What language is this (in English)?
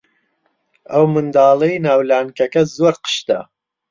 Central Kurdish